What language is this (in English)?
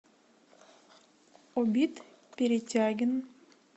Russian